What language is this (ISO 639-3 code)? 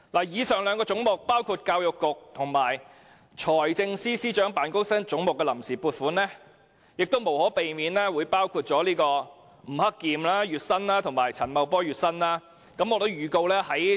yue